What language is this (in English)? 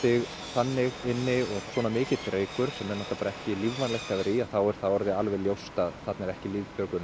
Icelandic